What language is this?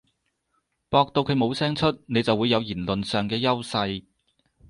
Cantonese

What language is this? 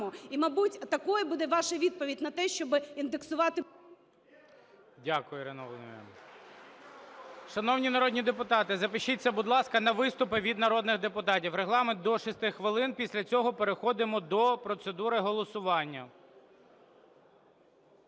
Ukrainian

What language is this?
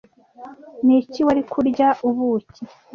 Kinyarwanda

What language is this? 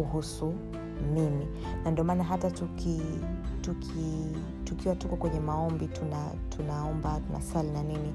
Swahili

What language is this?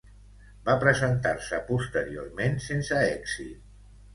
Catalan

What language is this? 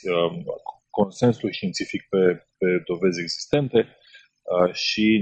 Romanian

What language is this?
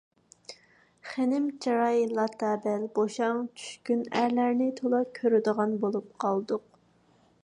Uyghur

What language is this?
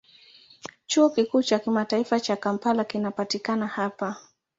Swahili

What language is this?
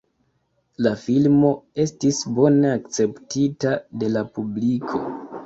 Esperanto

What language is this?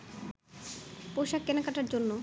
Bangla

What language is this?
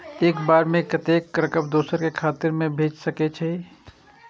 Maithili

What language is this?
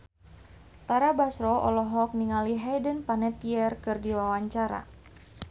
Sundanese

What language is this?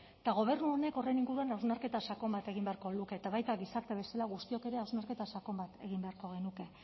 Basque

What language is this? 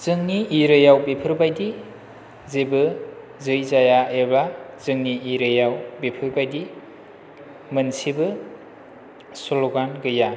Bodo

